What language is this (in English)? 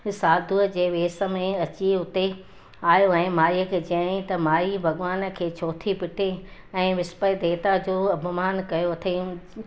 Sindhi